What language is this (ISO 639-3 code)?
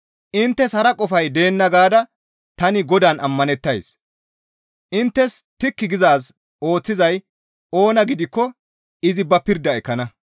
gmv